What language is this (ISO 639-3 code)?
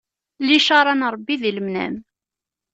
kab